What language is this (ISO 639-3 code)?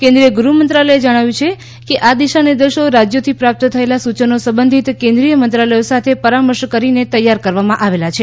guj